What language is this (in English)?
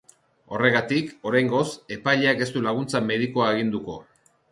Basque